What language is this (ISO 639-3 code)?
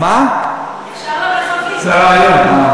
heb